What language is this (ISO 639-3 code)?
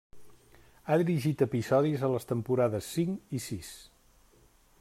cat